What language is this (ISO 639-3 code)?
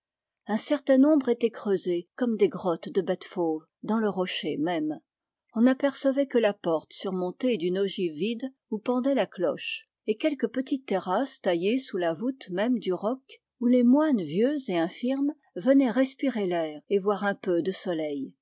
fra